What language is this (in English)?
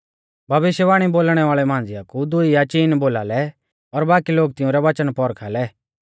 Mahasu Pahari